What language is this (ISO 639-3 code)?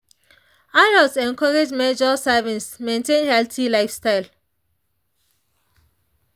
pcm